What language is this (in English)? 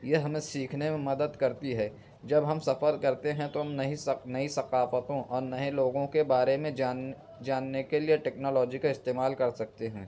Urdu